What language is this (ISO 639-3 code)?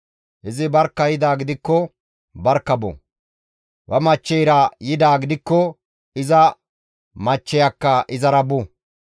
gmv